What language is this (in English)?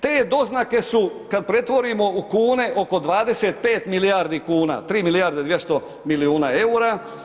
Croatian